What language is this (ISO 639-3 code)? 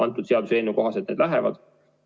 est